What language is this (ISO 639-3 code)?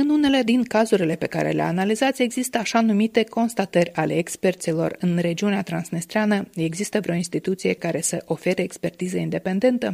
ron